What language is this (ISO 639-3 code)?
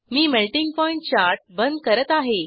mar